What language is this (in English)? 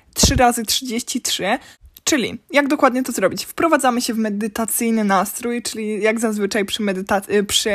Polish